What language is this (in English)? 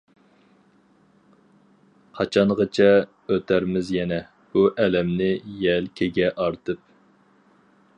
Uyghur